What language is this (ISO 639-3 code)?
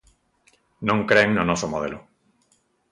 glg